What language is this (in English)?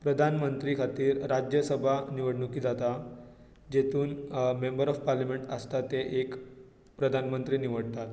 Konkani